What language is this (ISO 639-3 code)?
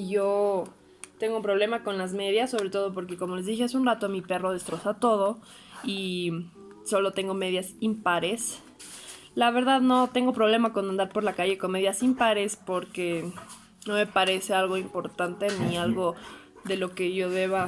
spa